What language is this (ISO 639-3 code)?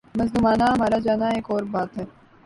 urd